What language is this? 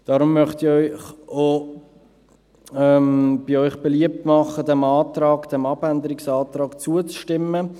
Swiss German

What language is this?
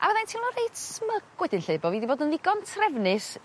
Welsh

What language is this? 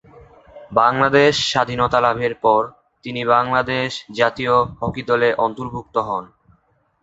Bangla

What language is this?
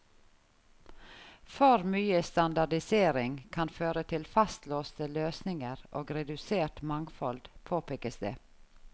Norwegian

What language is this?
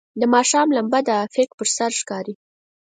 Pashto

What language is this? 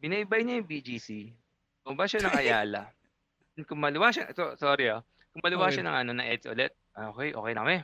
Filipino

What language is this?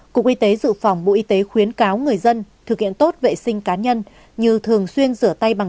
Vietnamese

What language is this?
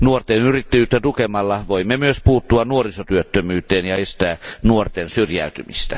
Finnish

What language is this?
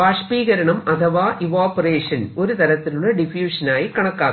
Malayalam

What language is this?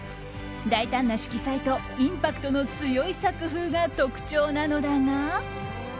Japanese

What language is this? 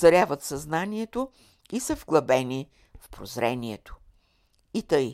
Bulgarian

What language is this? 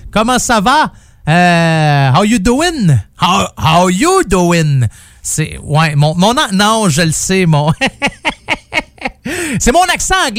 French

